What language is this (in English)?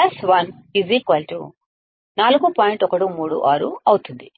Telugu